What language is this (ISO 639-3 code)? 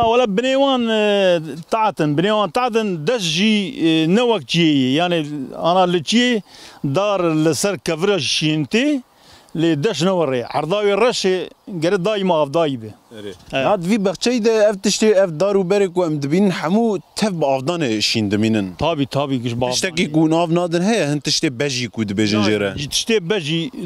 ara